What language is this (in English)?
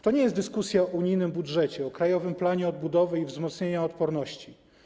Polish